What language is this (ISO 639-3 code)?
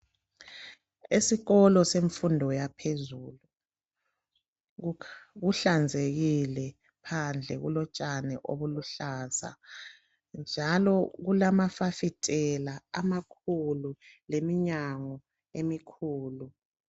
nde